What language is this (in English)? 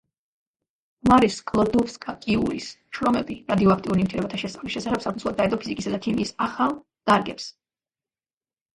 Georgian